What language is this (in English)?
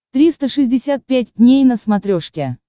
Russian